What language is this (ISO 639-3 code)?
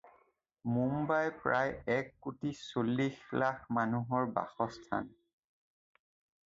asm